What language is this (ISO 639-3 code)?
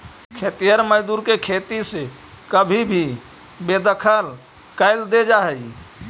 mag